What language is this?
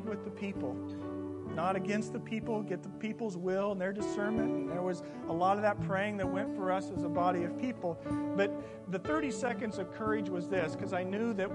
English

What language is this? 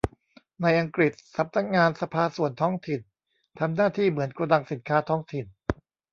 Thai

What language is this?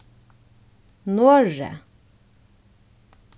Faroese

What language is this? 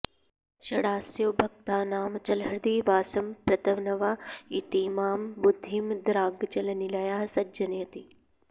Sanskrit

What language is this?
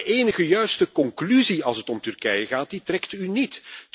Dutch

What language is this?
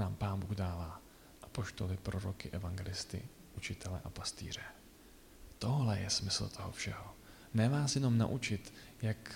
Czech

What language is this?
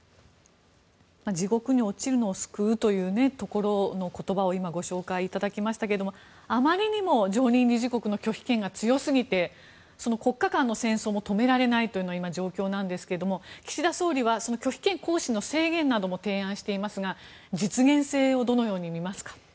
Japanese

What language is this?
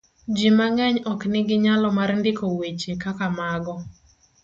Luo (Kenya and Tanzania)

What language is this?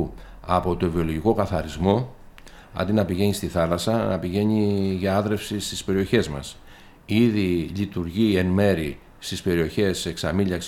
Greek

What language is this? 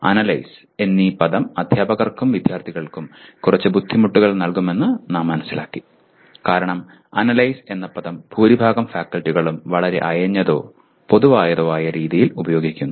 Malayalam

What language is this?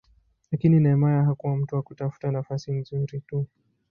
Swahili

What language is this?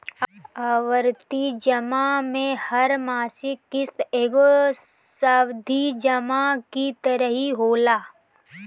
Bhojpuri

